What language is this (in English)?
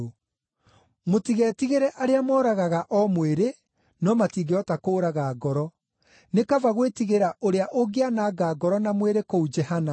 Kikuyu